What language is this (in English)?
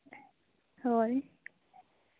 Santali